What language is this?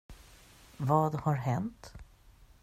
Swedish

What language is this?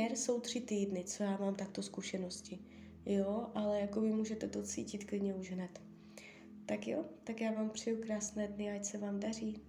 Czech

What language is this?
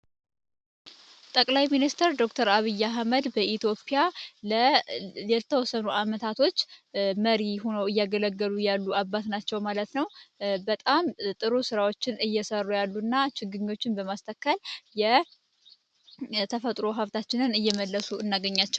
Amharic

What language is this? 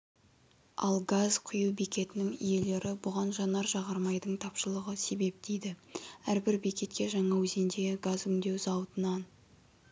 Kazakh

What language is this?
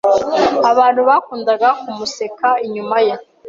Kinyarwanda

